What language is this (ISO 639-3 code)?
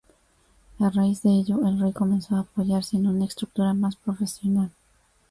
spa